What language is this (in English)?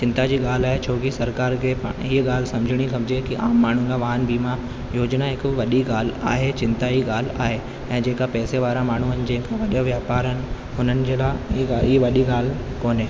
Sindhi